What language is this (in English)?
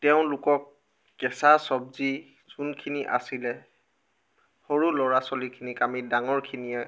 Assamese